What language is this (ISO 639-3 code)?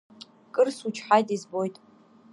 abk